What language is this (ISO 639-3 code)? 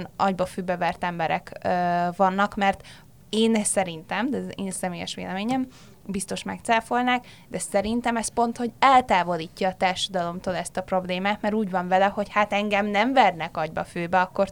hun